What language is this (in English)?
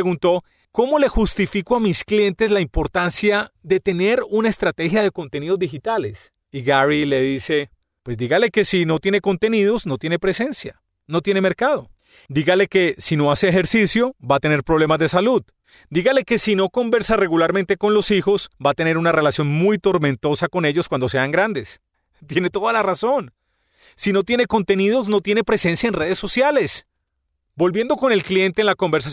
Spanish